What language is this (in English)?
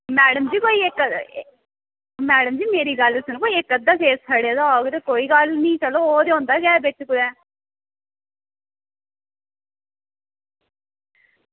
Dogri